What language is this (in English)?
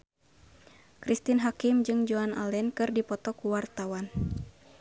Sundanese